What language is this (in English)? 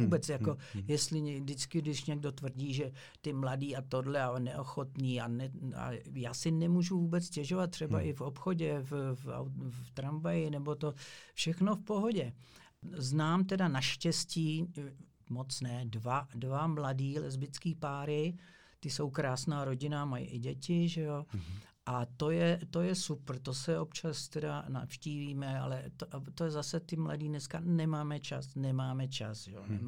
Czech